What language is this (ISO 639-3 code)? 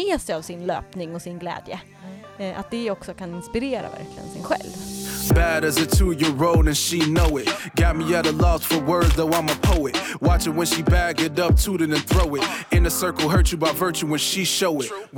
swe